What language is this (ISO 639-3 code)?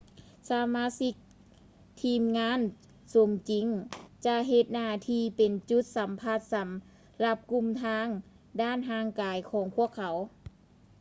lao